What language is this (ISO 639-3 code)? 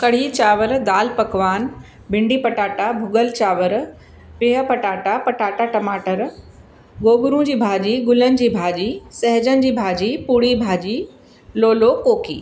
snd